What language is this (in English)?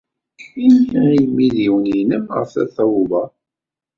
Kabyle